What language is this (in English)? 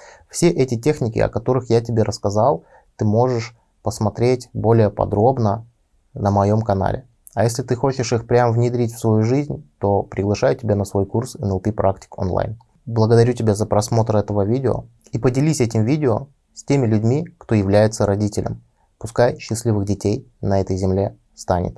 Russian